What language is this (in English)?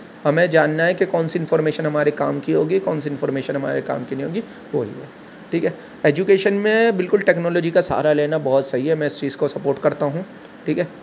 Urdu